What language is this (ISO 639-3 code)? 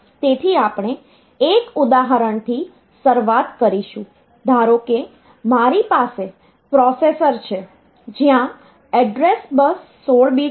guj